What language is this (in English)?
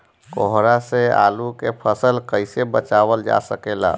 Bhojpuri